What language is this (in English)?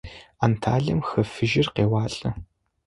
Adyghe